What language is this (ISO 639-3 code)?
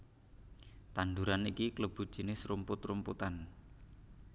jav